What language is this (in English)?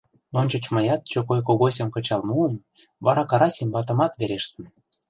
Mari